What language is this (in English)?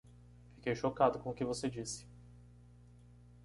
Portuguese